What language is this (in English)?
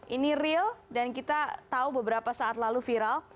Indonesian